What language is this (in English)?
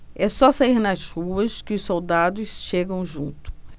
Portuguese